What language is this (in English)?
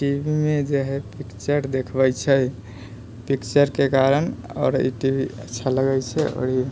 Maithili